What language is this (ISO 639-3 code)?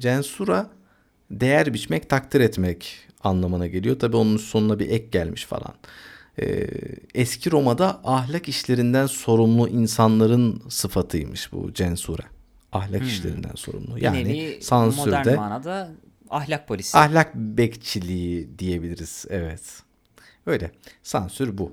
tur